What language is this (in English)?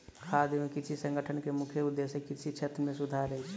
Maithili